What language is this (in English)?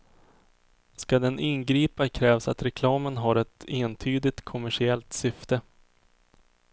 Swedish